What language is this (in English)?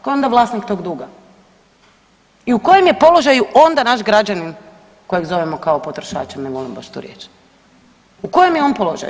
Croatian